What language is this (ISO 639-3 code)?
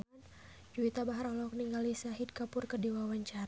sun